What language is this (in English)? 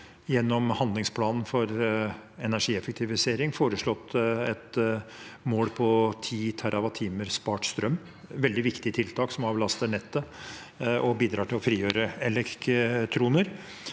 Norwegian